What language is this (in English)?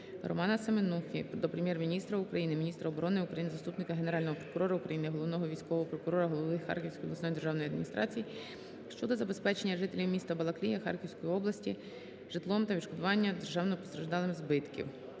Ukrainian